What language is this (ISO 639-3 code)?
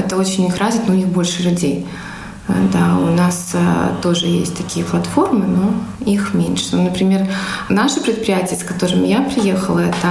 rus